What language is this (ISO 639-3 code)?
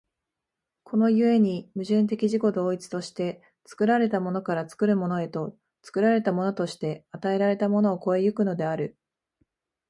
jpn